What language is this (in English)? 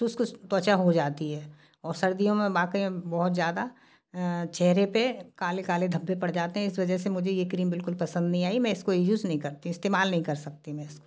Hindi